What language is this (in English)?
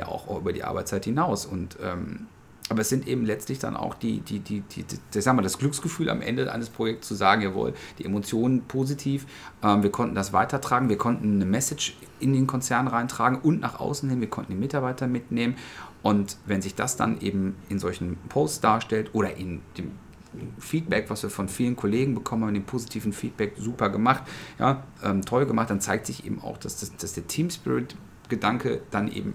German